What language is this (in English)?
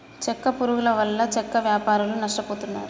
Telugu